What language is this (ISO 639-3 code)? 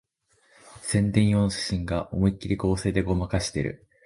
jpn